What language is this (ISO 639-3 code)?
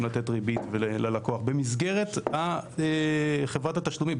heb